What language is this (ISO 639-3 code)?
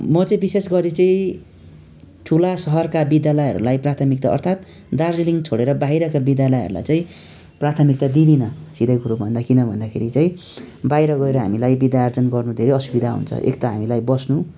nep